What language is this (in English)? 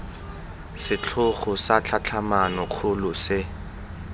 Tswana